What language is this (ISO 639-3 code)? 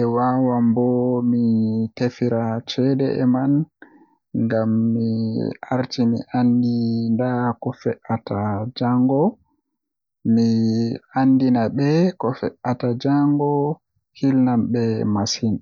fuh